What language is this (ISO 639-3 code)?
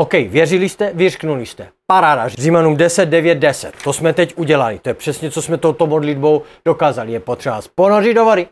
ces